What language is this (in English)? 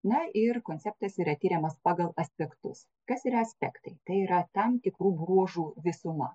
Lithuanian